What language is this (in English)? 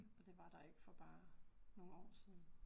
Danish